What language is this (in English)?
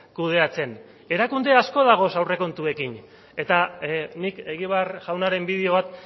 Basque